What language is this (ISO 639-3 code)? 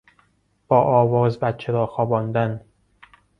fas